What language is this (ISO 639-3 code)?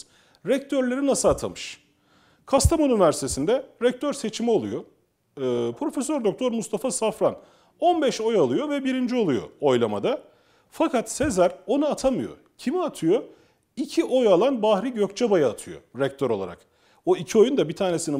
tur